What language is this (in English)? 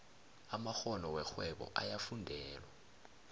South Ndebele